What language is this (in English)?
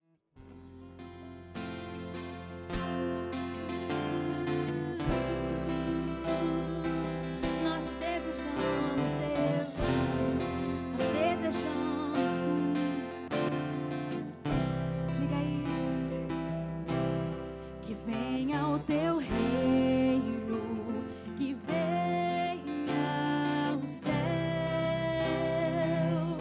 Portuguese